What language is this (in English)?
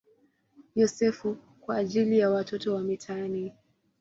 Swahili